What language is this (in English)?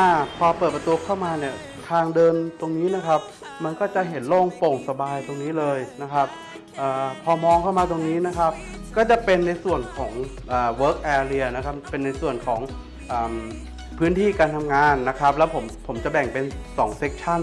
Thai